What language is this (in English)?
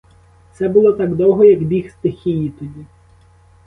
Ukrainian